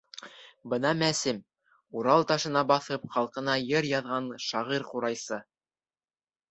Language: Bashkir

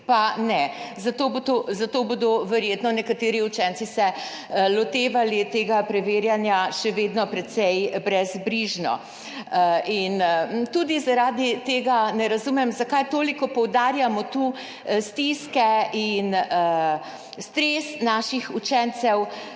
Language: Slovenian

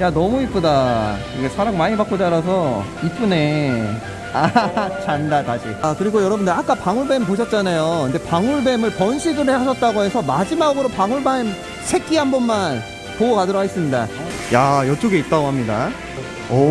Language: Korean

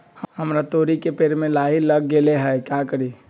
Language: Magahi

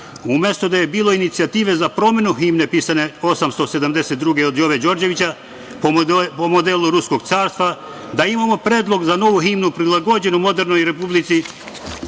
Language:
Serbian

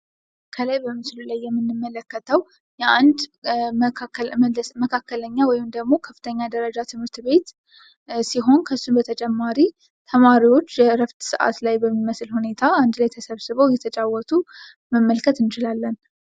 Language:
Amharic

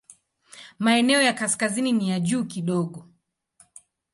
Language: Swahili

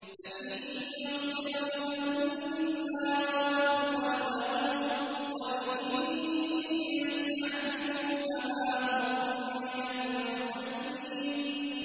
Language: Arabic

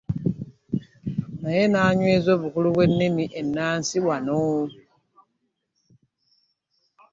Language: Ganda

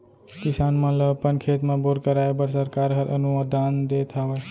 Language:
Chhattisgarhi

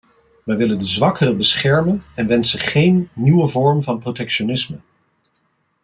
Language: Dutch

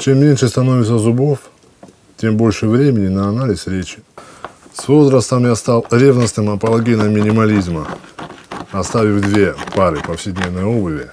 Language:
Russian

